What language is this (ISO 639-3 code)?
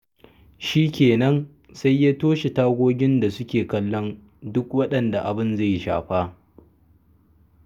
hau